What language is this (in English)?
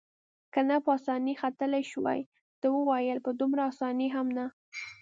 Pashto